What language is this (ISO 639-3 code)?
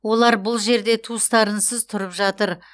kaz